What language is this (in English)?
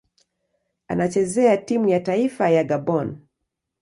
Swahili